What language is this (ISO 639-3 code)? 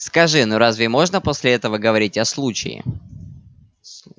rus